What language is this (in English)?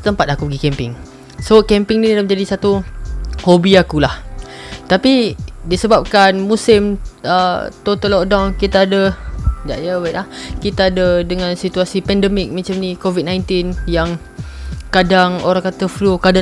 Malay